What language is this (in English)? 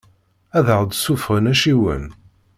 Kabyle